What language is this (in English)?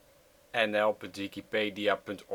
Dutch